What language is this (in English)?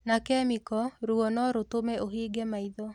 Kikuyu